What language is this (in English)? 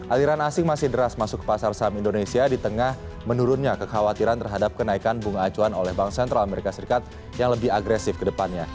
Indonesian